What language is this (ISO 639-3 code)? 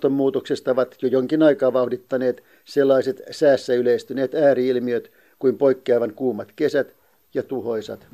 fin